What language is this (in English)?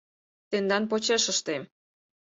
Mari